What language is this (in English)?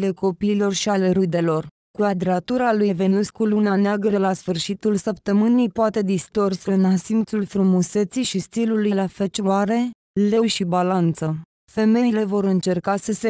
Romanian